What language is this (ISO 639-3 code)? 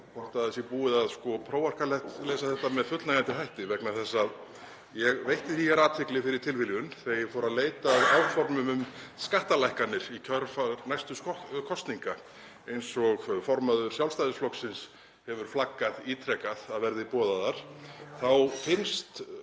isl